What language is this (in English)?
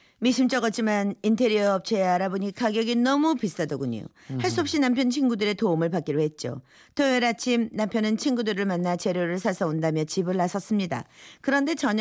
Korean